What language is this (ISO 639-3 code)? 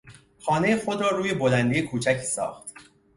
fas